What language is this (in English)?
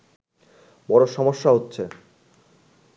Bangla